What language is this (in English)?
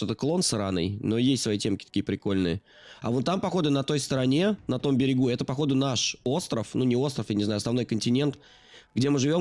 Russian